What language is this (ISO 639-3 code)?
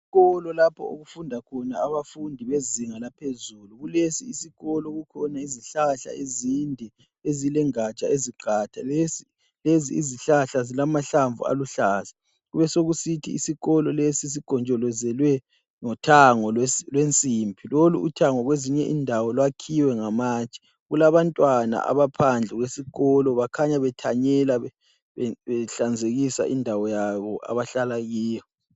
nde